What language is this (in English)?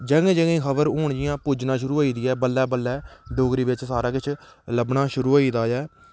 Dogri